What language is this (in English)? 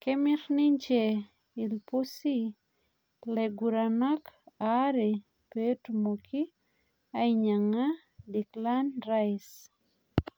Masai